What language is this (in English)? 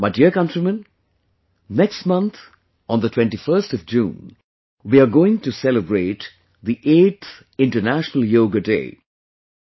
English